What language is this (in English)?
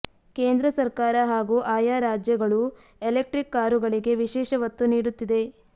Kannada